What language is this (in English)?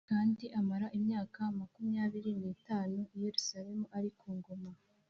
Kinyarwanda